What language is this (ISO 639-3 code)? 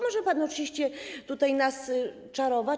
pol